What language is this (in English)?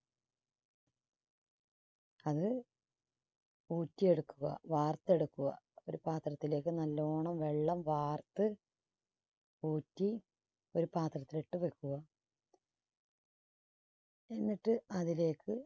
Malayalam